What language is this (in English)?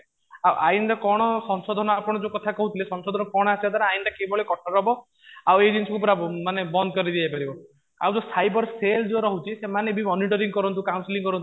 Odia